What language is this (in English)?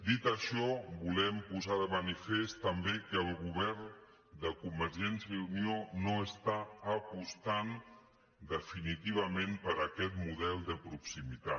Catalan